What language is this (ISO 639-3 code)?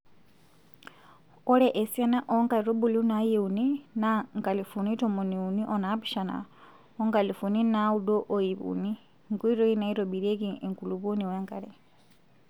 mas